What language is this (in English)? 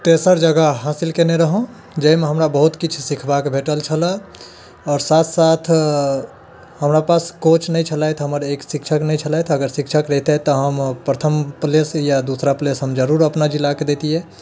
Maithili